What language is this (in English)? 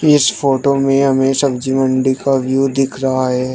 Hindi